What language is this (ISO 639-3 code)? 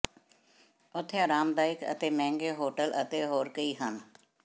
pan